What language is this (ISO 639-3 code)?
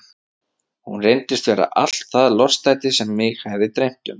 isl